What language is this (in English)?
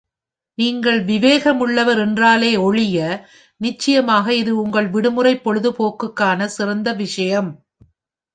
Tamil